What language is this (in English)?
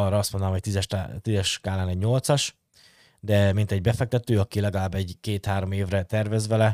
Hungarian